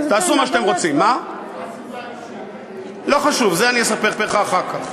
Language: Hebrew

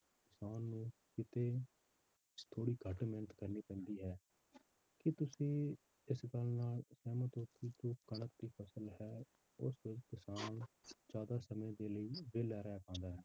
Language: Punjabi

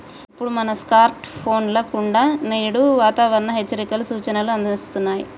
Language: Telugu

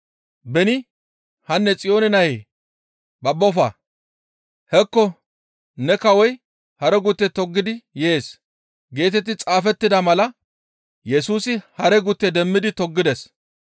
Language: Gamo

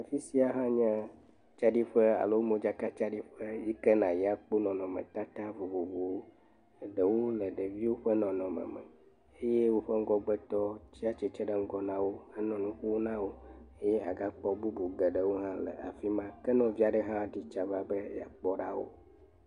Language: Ewe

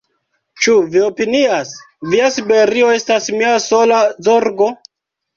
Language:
Esperanto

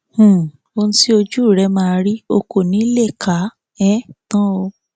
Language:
Yoruba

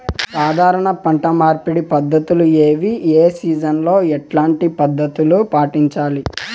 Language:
Telugu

